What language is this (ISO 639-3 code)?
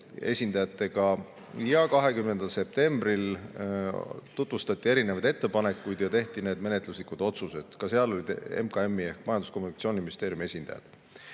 est